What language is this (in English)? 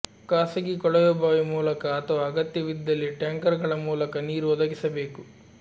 Kannada